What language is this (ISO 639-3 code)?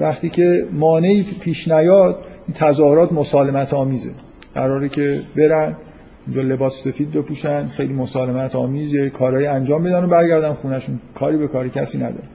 fas